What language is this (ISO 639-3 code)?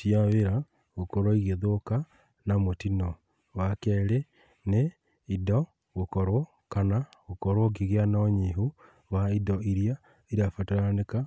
kik